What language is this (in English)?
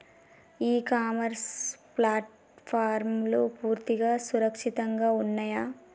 Telugu